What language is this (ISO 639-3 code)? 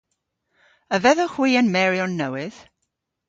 cor